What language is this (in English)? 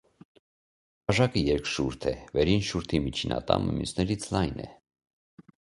Armenian